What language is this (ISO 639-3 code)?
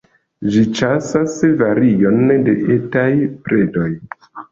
epo